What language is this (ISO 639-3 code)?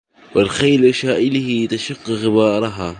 ara